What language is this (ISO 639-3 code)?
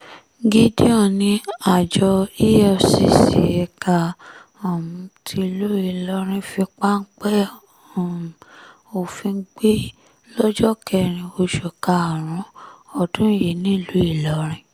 yor